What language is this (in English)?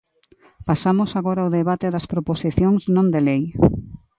Galician